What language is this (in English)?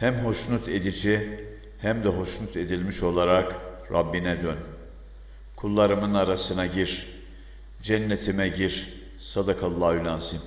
Turkish